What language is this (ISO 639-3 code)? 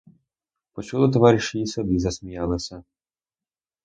ukr